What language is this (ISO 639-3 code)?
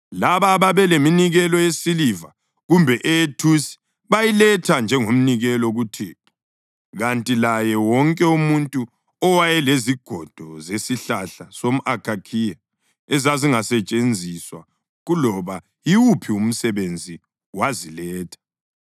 nde